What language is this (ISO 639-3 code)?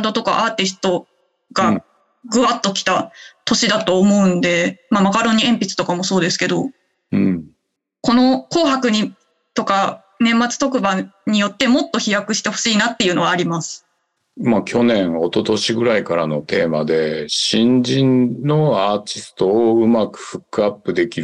jpn